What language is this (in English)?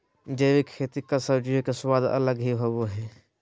Magahi